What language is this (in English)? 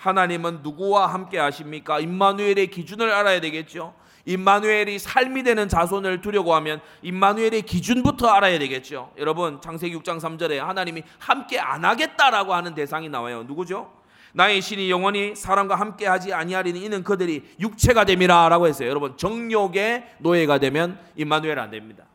Korean